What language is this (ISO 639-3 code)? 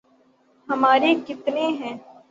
urd